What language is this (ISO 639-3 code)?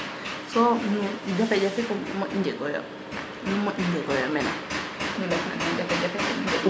srr